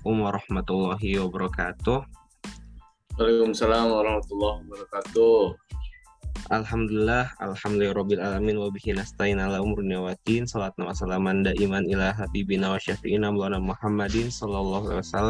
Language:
Indonesian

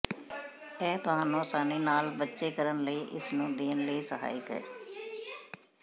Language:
Punjabi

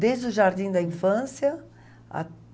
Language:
Portuguese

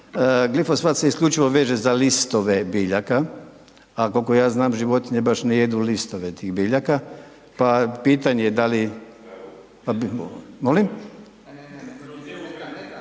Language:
Croatian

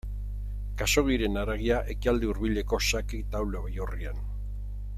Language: Basque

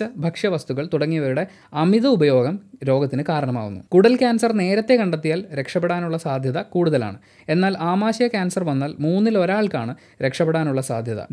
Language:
Malayalam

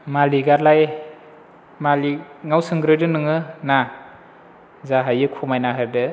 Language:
Bodo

